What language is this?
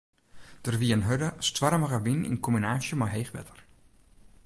Western Frisian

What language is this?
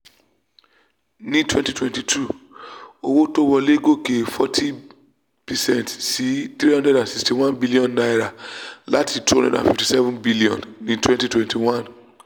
Yoruba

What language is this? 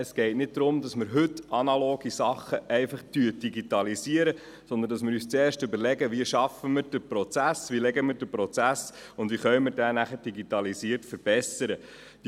Swiss German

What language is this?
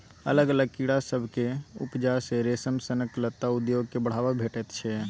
Maithili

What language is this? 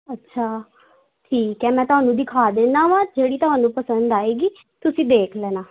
Punjabi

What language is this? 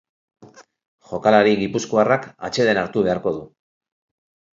Basque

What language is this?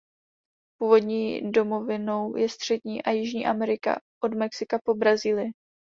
Czech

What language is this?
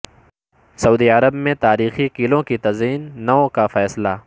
Urdu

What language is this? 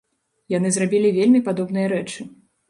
Belarusian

